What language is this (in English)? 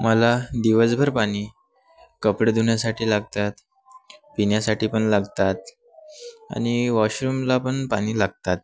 Marathi